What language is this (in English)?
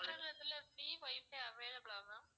Tamil